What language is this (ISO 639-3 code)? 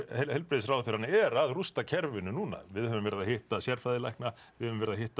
isl